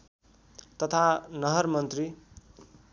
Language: Nepali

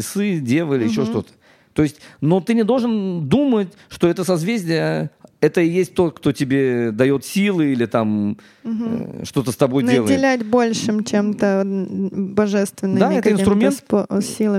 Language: Russian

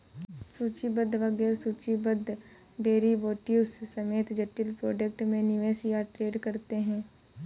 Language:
Hindi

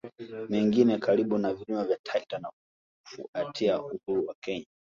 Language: Swahili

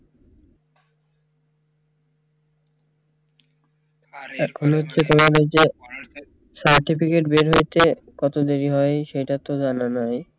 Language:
Bangla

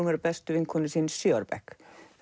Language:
Icelandic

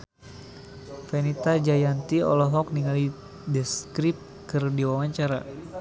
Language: Sundanese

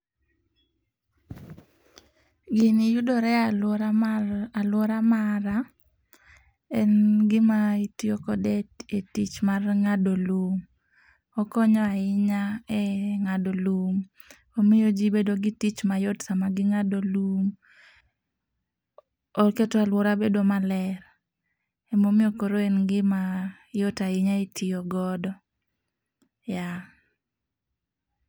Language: Luo (Kenya and Tanzania)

